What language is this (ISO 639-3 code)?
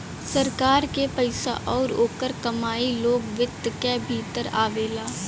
bho